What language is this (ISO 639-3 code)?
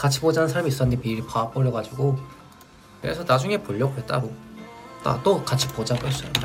kor